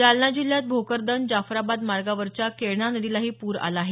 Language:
Marathi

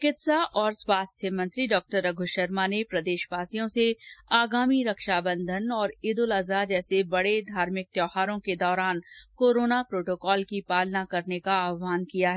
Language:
Hindi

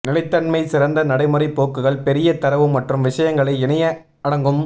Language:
Tamil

